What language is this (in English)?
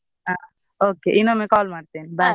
Kannada